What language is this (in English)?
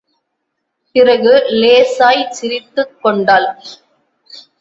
Tamil